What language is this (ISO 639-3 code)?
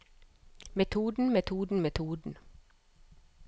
nor